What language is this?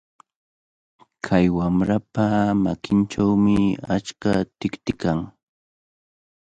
Cajatambo North Lima Quechua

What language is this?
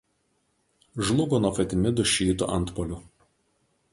Lithuanian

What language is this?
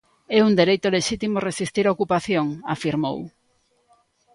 Galician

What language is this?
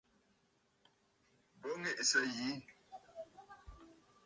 Bafut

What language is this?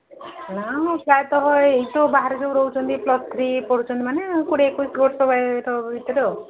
Odia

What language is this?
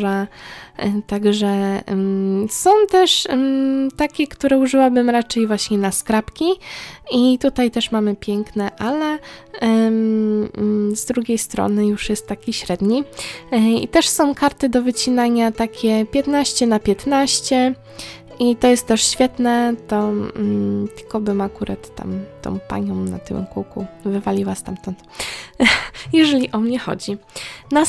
Polish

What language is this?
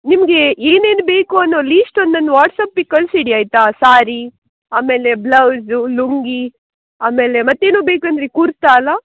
Kannada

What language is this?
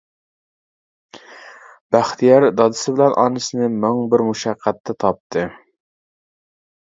Uyghur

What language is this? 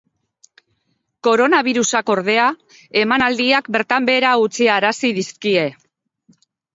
Basque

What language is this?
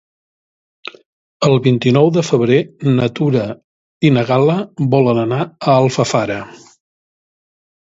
Catalan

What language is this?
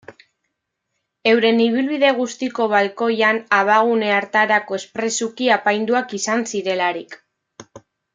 Basque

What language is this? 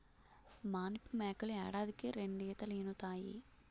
Telugu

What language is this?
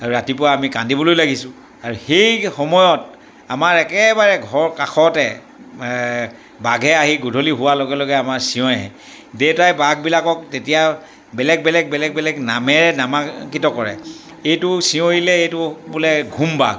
Assamese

